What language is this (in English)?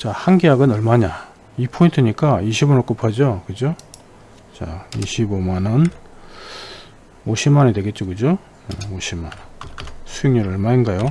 Korean